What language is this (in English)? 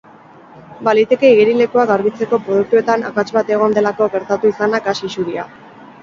Basque